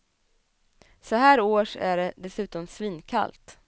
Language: Swedish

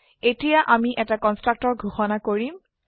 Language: Assamese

